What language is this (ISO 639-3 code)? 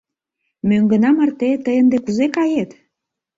chm